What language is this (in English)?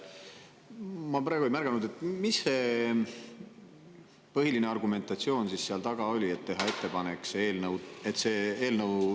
Estonian